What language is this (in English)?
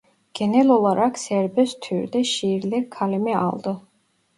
Turkish